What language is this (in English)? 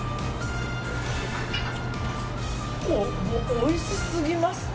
Japanese